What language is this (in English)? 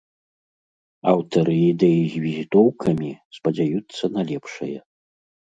Belarusian